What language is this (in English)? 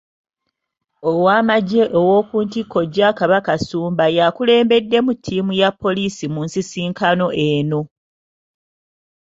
Ganda